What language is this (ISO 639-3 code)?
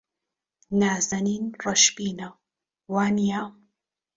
ckb